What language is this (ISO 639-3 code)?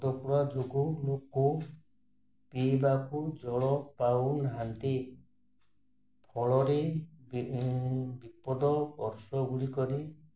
ori